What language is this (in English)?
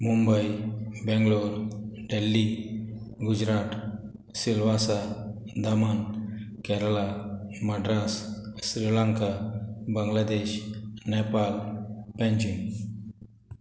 Konkani